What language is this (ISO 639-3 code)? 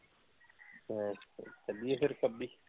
pan